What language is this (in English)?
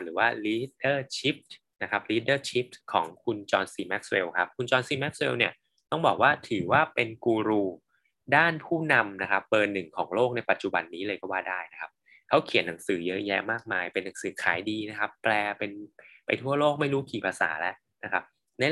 Thai